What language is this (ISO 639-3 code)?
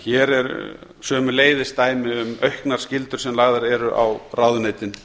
isl